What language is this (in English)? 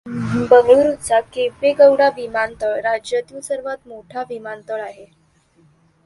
Marathi